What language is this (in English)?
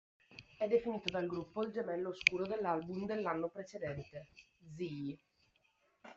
Italian